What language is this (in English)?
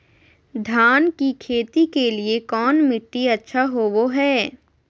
Magahi